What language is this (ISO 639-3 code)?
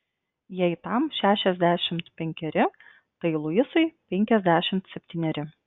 lit